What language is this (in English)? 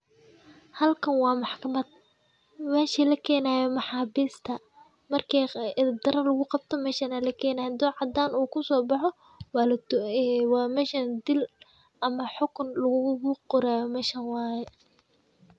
Somali